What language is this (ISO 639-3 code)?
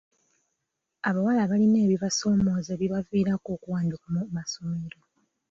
lug